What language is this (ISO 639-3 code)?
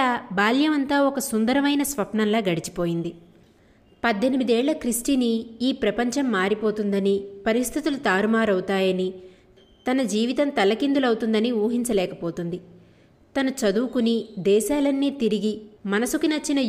tel